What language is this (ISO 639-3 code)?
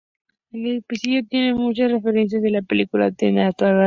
spa